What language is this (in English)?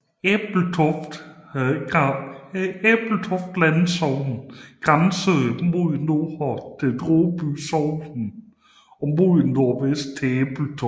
Danish